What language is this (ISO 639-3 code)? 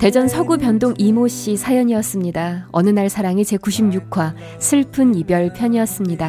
kor